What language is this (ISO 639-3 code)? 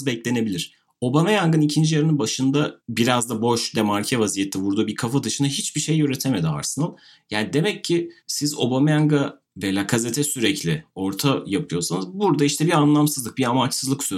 tur